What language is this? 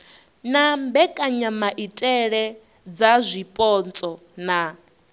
Venda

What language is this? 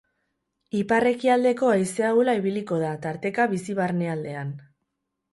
Basque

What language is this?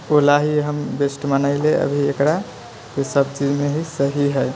Maithili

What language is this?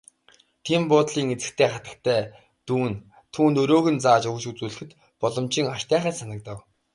Mongolian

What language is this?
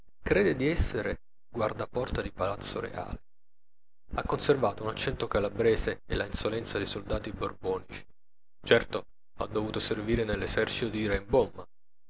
Italian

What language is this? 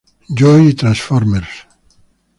Spanish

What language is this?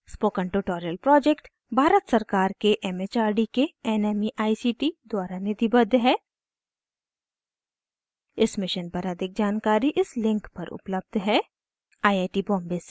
Hindi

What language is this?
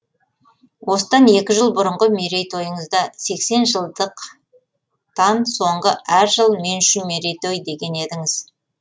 Kazakh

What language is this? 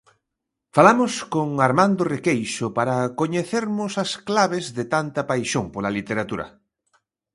Galician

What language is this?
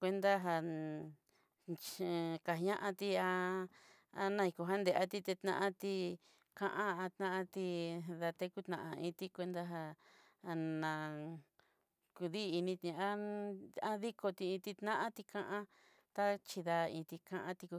Southeastern Nochixtlán Mixtec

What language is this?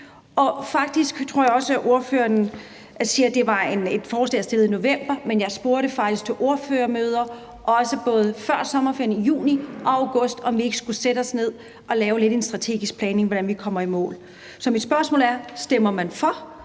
Danish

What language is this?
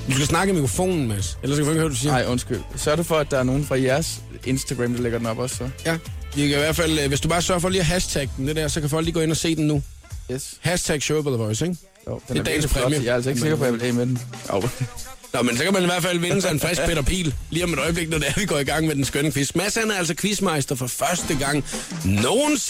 Danish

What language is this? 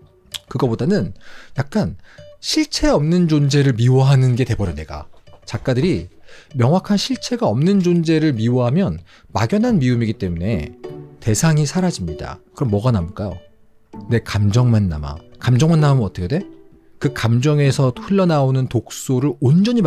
Korean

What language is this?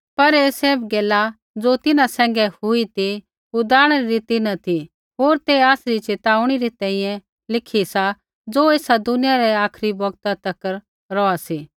Kullu Pahari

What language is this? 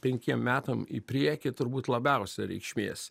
Lithuanian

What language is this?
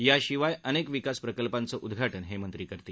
Marathi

